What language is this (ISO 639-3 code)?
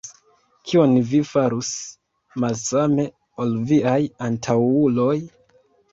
epo